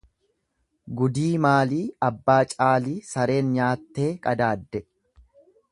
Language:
Oromo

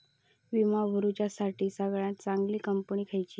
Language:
Marathi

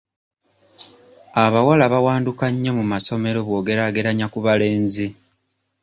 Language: Ganda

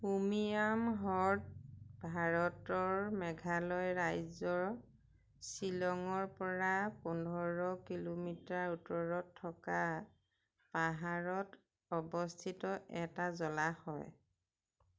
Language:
Assamese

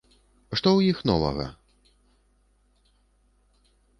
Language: Belarusian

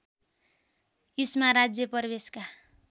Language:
Nepali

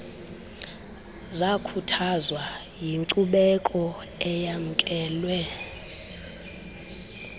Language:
Xhosa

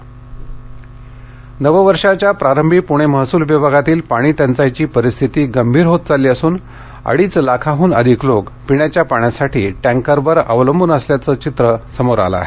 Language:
Marathi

